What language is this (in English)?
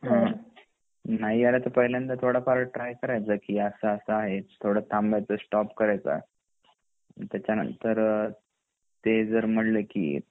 Marathi